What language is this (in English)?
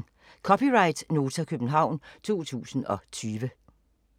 Danish